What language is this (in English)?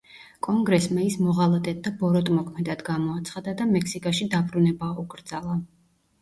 Georgian